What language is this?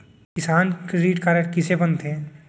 Chhattisgarhi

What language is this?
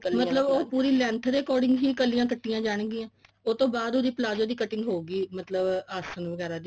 Punjabi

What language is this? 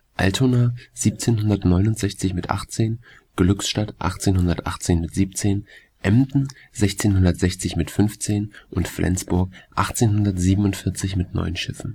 German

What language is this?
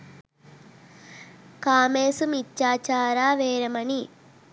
Sinhala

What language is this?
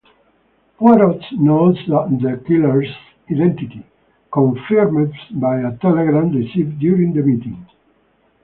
English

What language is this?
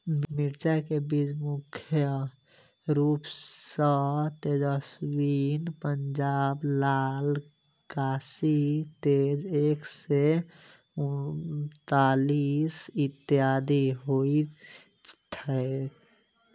Maithili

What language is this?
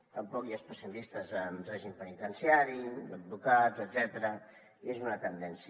Catalan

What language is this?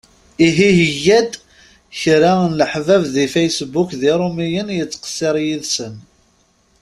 Kabyle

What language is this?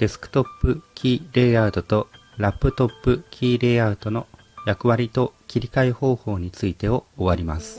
Japanese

